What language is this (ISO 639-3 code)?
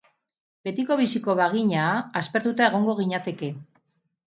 eus